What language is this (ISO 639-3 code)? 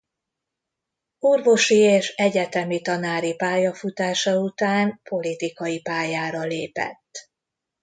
hun